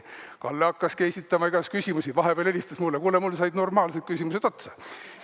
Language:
Estonian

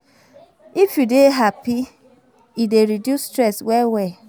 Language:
Nigerian Pidgin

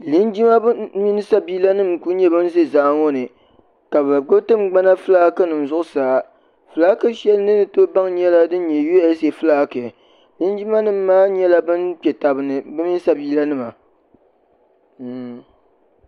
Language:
Dagbani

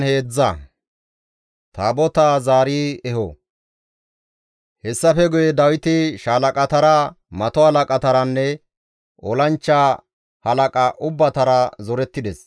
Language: Gamo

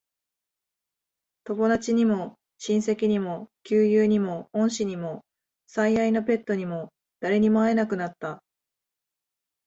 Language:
Japanese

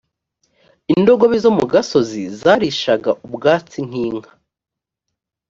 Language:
Kinyarwanda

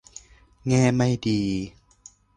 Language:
Thai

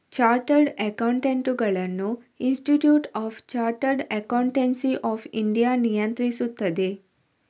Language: Kannada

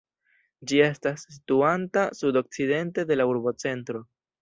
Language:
Esperanto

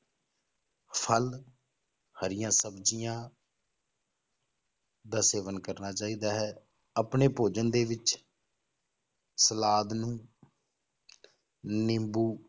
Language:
Punjabi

